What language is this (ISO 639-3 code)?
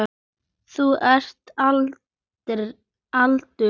isl